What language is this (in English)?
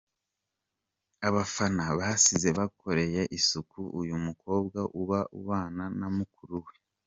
Kinyarwanda